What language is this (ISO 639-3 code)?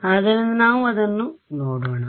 kan